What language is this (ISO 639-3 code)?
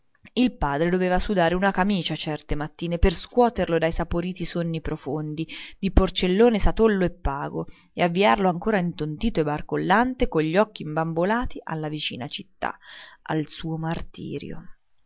ita